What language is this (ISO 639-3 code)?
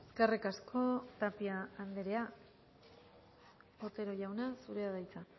eus